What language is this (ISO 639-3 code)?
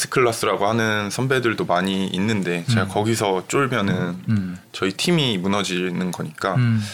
kor